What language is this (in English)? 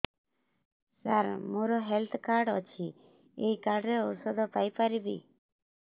Odia